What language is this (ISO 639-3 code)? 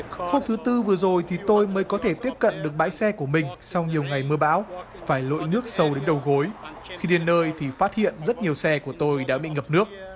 vie